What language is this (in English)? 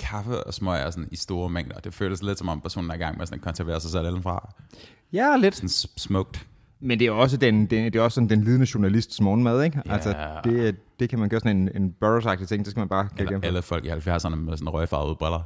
Danish